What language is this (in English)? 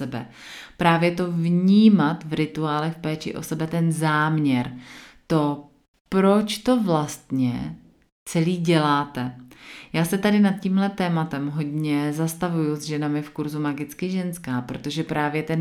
Czech